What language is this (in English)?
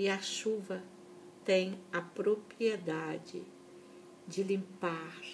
Portuguese